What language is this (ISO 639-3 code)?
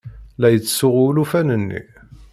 kab